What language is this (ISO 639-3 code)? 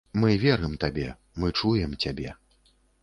bel